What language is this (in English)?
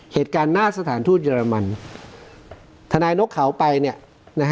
Thai